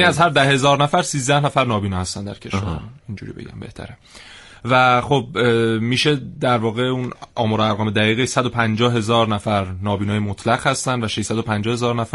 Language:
Persian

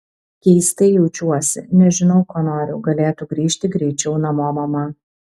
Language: Lithuanian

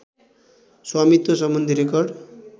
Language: Nepali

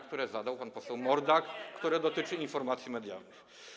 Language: Polish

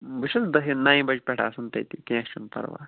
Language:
Kashmiri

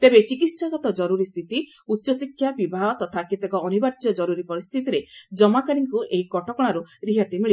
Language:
Odia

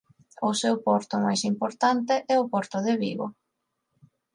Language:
Galician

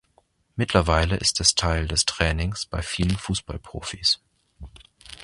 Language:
German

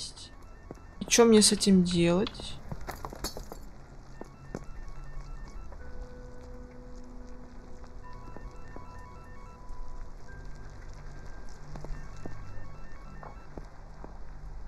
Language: Russian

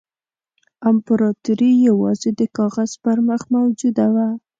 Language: Pashto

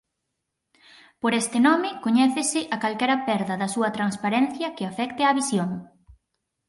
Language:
Galician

